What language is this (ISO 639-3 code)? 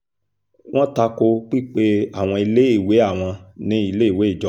yor